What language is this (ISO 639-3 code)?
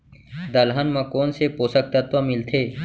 hne